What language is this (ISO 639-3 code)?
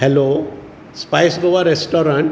kok